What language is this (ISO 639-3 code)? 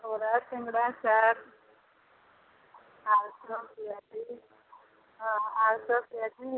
ori